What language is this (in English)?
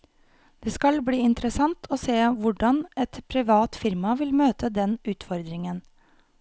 Norwegian